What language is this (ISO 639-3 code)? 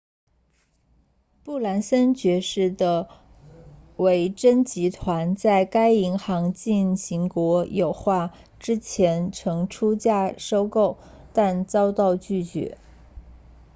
zho